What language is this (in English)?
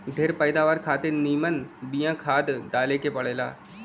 Bhojpuri